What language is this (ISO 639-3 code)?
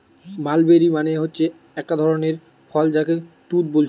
ben